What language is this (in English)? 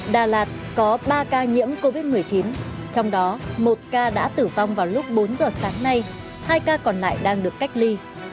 Vietnamese